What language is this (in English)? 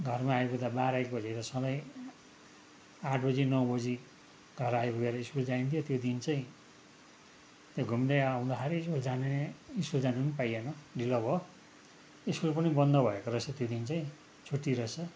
Nepali